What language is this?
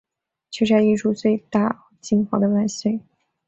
Chinese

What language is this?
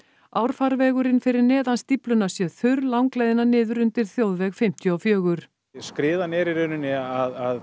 Icelandic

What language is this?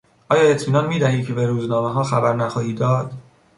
Persian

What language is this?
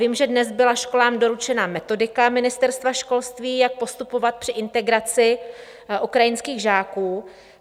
Czech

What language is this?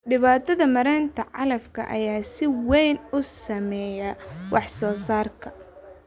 Somali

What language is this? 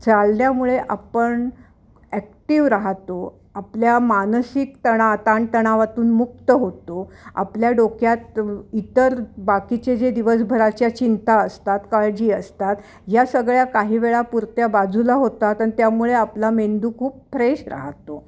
Marathi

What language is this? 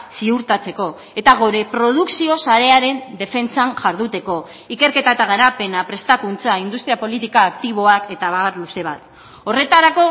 Basque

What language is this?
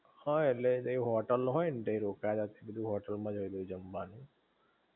Gujarati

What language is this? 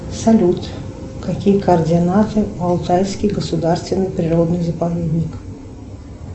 Russian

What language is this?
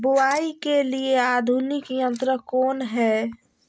Magahi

